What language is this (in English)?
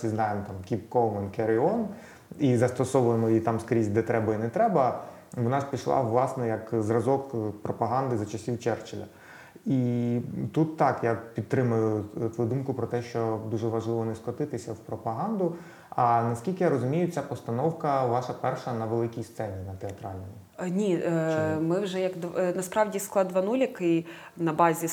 Ukrainian